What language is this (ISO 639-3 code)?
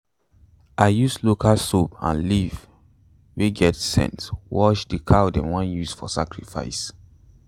pcm